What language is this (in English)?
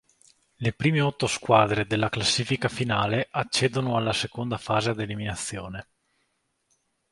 Italian